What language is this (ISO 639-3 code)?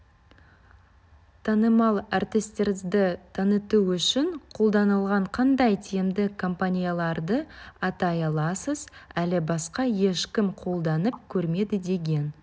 kaz